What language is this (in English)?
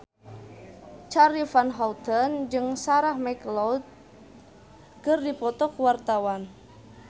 Sundanese